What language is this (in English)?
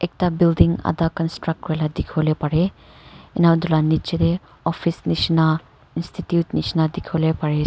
Naga Pidgin